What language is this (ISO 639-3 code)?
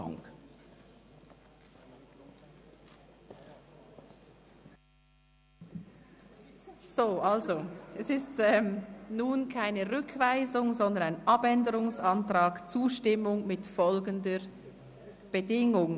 gsw